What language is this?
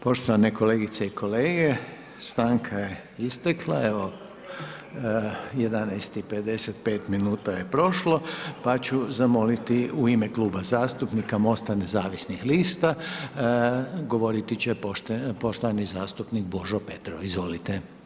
Croatian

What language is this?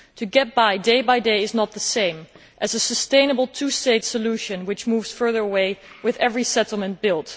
English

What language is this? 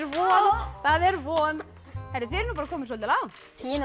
Icelandic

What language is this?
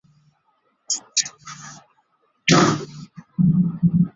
Chinese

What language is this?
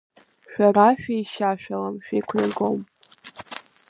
Abkhazian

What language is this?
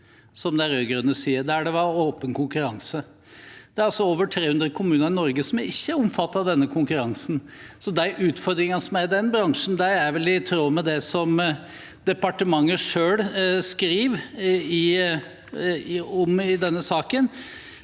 Norwegian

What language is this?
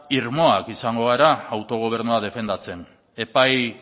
Basque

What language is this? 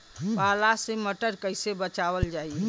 Bhojpuri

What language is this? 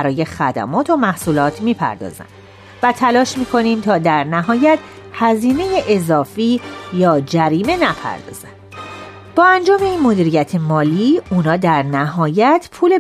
Persian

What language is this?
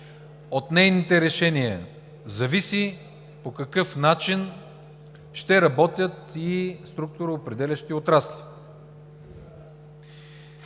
Bulgarian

